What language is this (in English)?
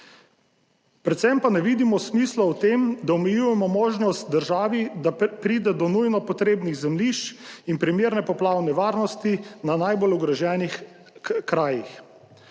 Slovenian